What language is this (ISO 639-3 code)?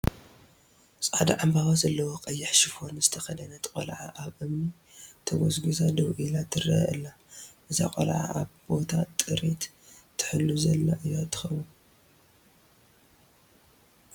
tir